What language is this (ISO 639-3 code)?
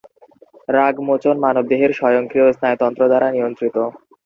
ben